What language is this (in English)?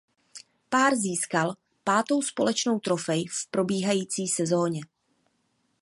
Czech